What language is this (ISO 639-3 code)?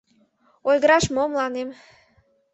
chm